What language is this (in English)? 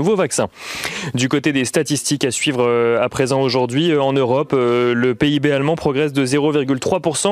French